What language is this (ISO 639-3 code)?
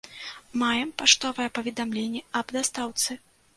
bel